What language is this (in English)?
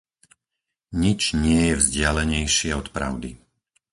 Slovak